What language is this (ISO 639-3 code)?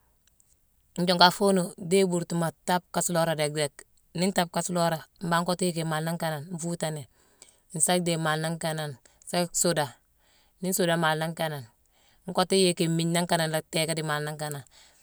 msw